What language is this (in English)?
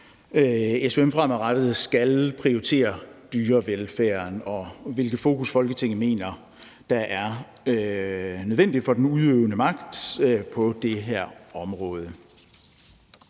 Danish